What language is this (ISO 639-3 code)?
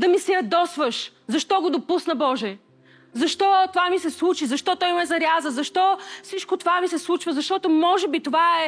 bul